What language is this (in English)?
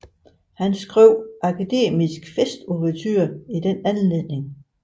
Danish